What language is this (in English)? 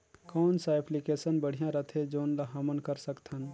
Chhattisgarhi